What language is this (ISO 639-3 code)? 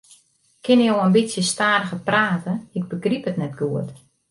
fry